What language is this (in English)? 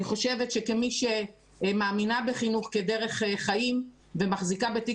Hebrew